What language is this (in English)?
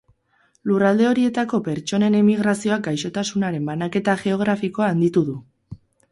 Basque